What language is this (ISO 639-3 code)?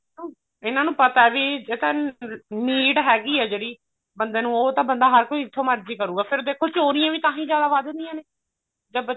pan